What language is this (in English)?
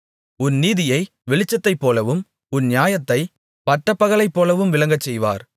Tamil